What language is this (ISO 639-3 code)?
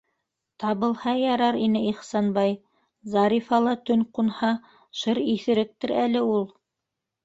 bak